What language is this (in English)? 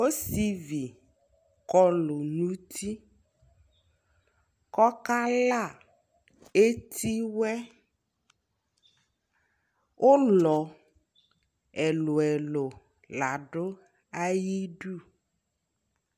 Ikposo